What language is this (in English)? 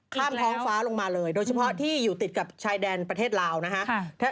Thai